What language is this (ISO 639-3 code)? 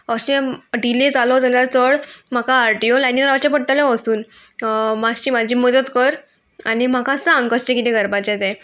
kok